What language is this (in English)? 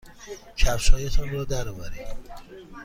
Persian